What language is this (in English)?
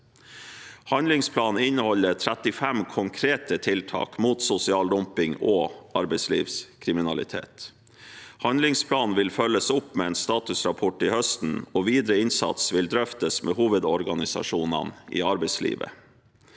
Norwegian